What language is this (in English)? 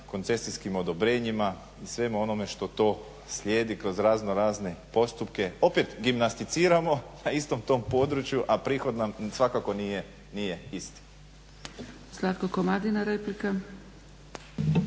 Croatian